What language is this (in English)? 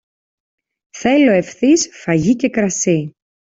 Greek